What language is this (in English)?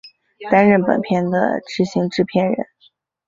Chinese